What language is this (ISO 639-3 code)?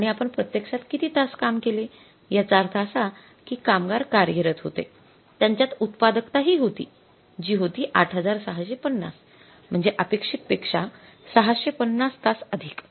mar